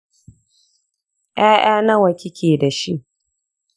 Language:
Hausa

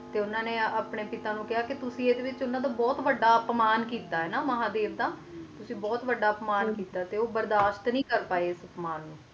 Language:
Punjabi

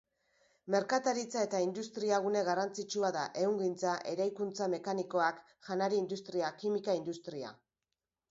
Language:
Basque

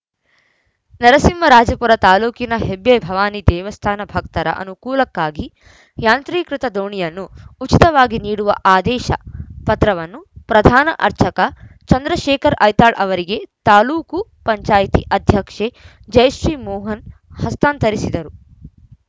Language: Kannada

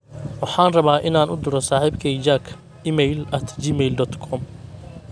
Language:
Somali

